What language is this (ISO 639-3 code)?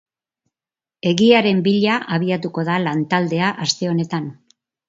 eus